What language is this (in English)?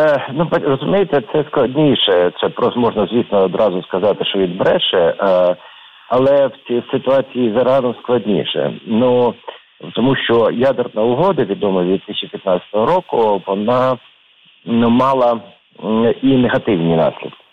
Ukrainian